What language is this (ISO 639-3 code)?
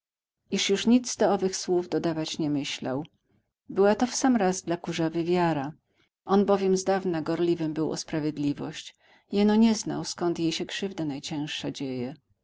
pol